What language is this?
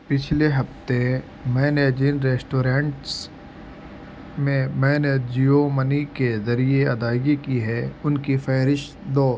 Urdu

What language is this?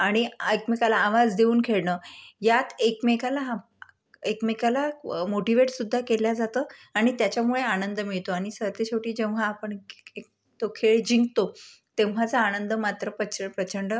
Marathi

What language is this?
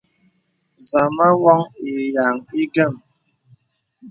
Bebele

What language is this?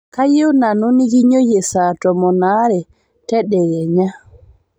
Masai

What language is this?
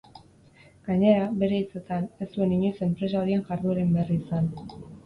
Basque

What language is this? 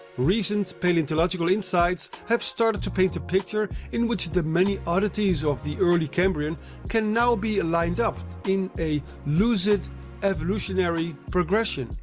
English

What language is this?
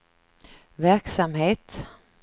Swedish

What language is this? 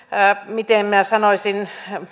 Finnish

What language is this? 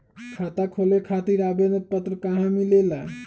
Magahi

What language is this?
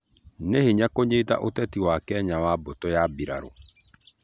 Kikuyu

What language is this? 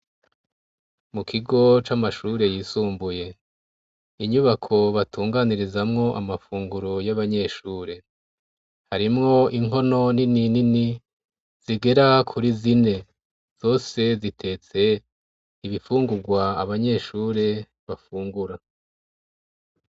Rundi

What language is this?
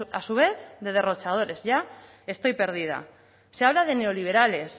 Spanish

